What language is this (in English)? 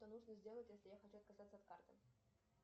Russian